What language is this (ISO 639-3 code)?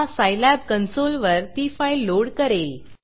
mar